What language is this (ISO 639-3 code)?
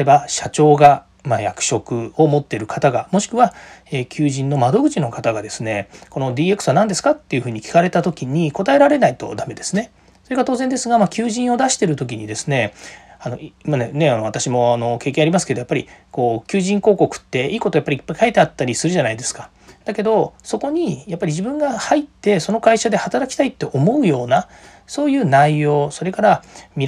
jpn